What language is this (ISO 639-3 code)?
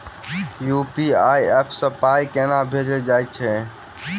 mai